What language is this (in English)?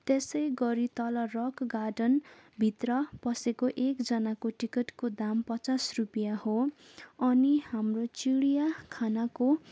Nepali